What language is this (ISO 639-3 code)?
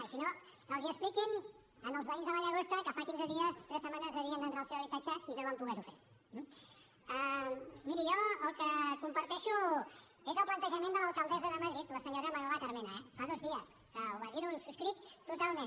cat